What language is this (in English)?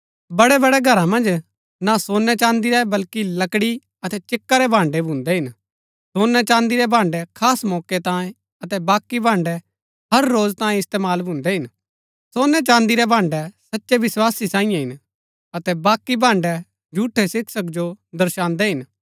Gaddi